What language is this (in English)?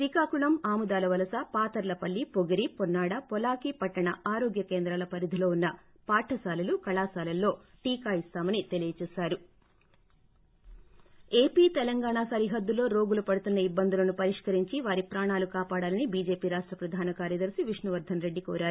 Telugu